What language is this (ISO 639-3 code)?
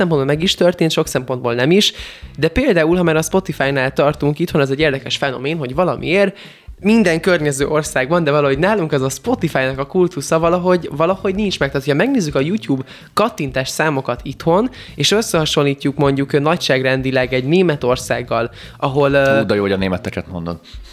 hun